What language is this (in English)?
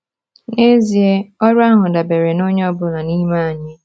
Igbo